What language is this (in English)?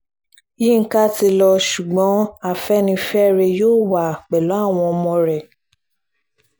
Yoruba